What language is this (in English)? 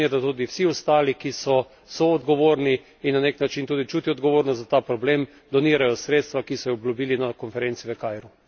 Slovenian